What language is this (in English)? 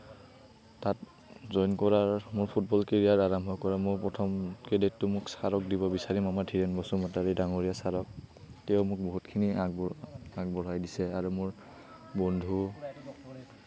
Assamese